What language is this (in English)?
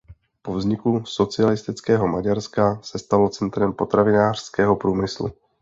Czech